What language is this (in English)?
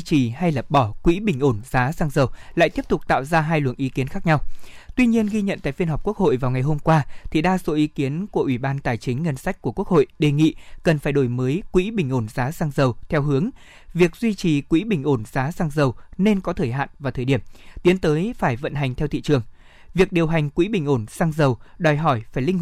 Vietnamese